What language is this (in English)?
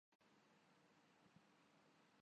Urdu